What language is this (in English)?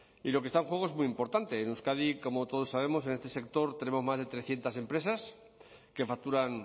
Spanish